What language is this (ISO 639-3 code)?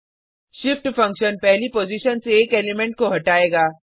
hin